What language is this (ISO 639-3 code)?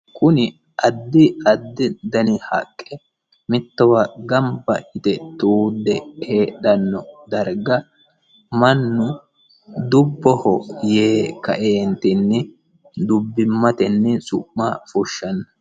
sid